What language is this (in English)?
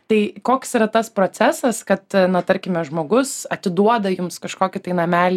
Lithuanian